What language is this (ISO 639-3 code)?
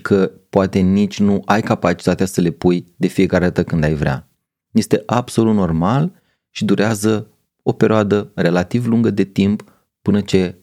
ron